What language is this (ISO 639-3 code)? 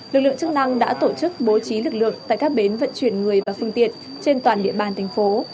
vie